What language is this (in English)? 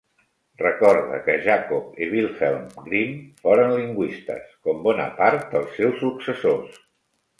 Catalan